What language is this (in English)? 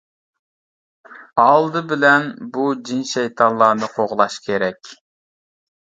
Uyghur